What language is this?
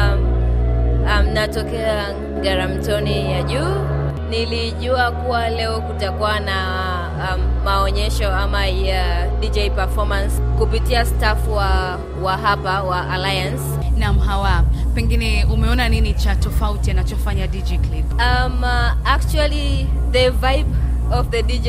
Swahili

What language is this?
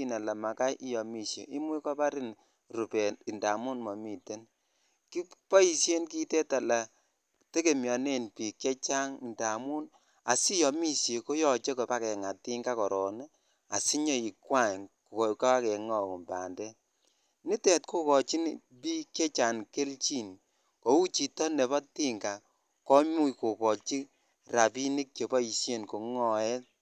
Kalenjin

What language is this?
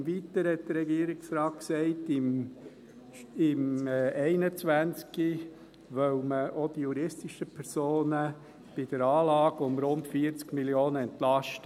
Swiss German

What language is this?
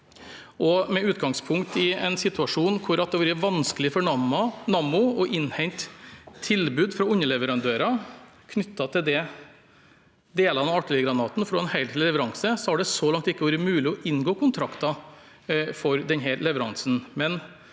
Norwegian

